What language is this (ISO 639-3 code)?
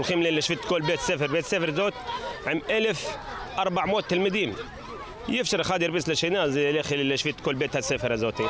heb